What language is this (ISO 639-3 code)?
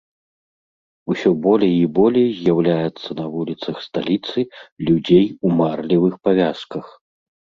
bel